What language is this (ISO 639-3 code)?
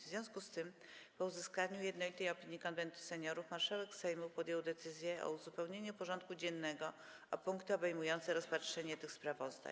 pol